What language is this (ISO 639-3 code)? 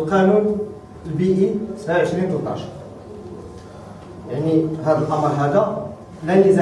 ara